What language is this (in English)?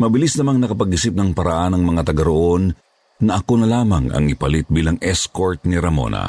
Filipino